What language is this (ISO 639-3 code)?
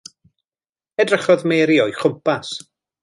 cym